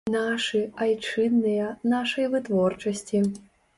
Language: Belarusian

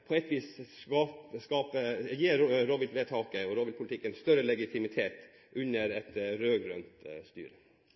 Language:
Norwegian Bokmål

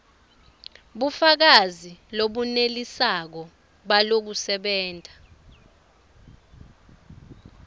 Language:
Swati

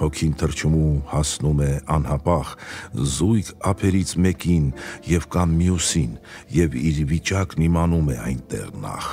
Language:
Romanian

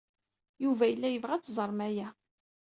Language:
Kabyle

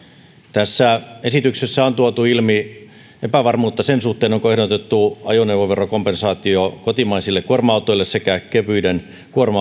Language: Finnish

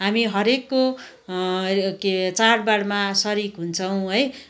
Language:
Nepali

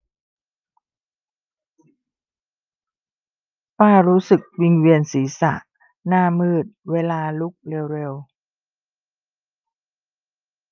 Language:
Thai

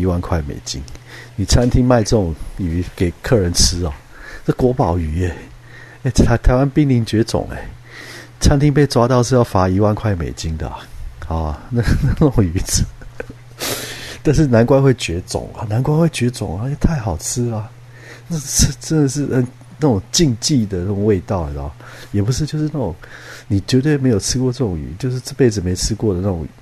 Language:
Chinese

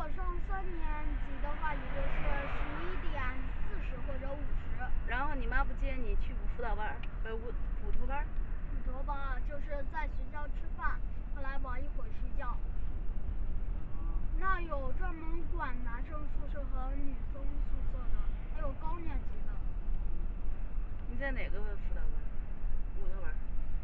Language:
Chinese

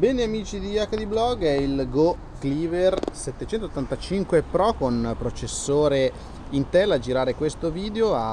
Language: Italian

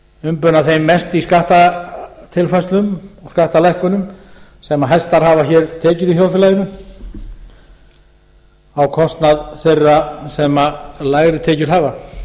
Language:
Icelandic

